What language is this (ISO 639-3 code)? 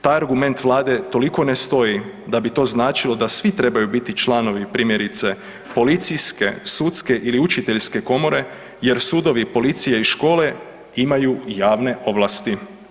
hrv